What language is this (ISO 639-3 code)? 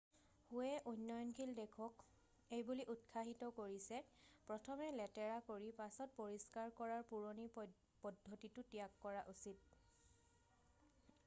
asm